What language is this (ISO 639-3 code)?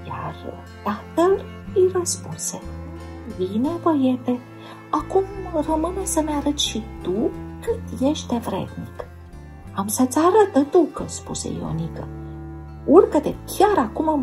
ron